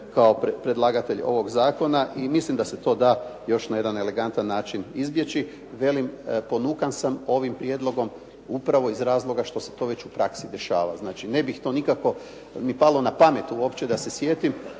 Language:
Croatian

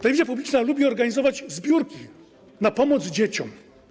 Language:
Polish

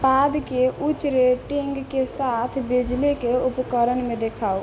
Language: Maithili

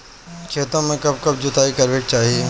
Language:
Bhojpuri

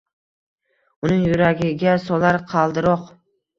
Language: Uzbek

